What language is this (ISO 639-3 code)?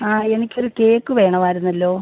mal